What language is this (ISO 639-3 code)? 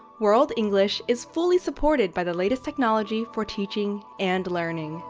eng